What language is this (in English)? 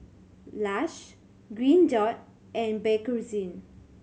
English